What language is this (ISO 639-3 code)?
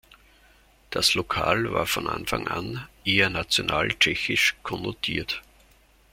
deu